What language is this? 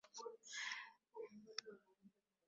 Swahili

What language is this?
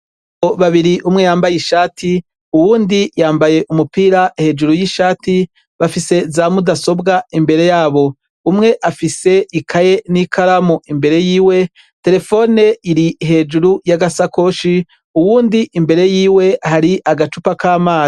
Rundi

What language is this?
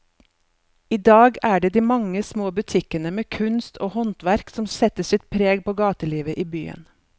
Norwegian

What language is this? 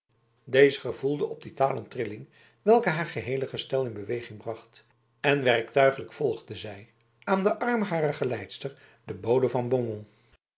Dutch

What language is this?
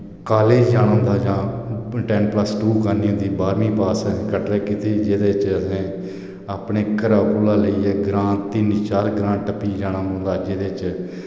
Dogri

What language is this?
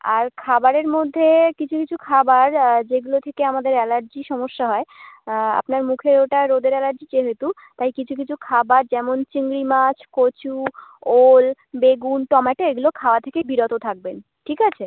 Bangla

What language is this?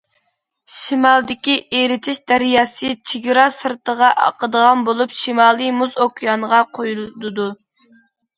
Uyghur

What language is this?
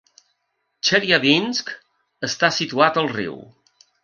Catalan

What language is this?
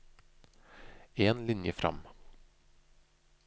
Norwegian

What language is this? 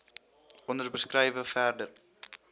Afrikaans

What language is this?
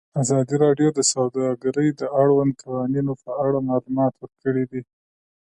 Pashto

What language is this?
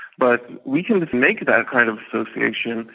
English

